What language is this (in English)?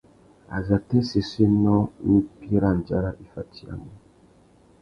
Tuki